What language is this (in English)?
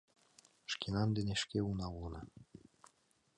Mari